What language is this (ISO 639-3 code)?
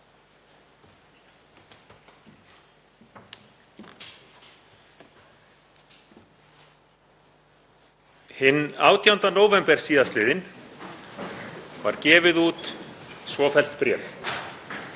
isl